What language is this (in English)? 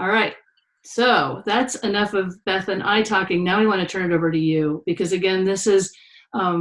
English